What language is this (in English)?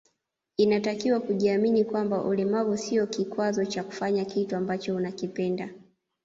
Swahili